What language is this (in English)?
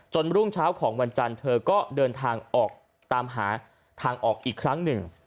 Thai